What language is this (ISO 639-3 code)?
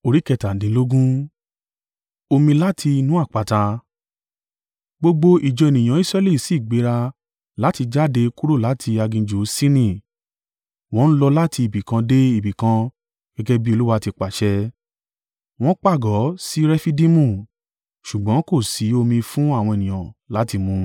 yor